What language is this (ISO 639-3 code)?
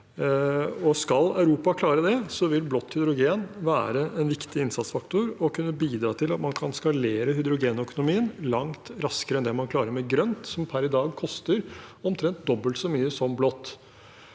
nor